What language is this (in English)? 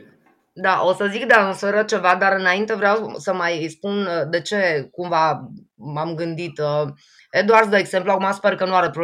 Romanian